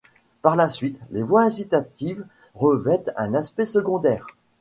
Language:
French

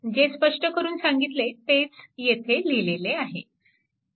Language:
Marathi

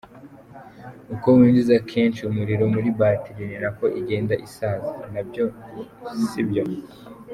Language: Kinyarwanda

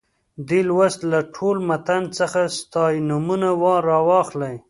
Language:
Pashto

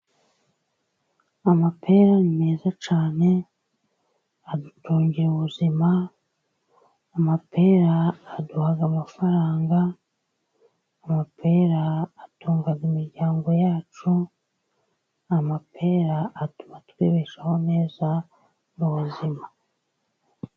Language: Kinyarwanda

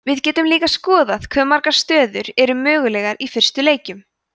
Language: Icelandic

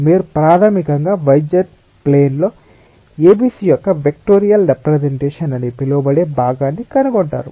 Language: Telugu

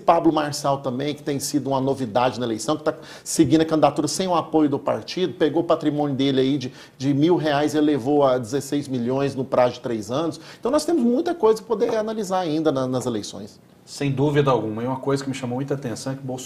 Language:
Portuguese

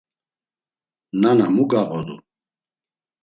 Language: Laz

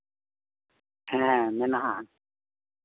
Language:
Santali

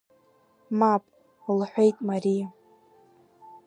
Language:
Abkhazian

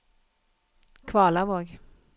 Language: Norwegian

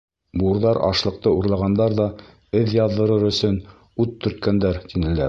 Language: Bashkir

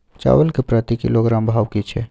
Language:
Maithili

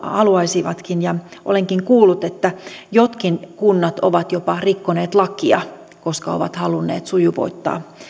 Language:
Finnish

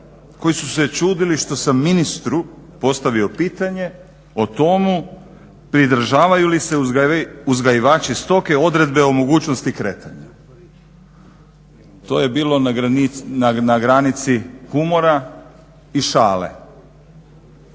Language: Croatian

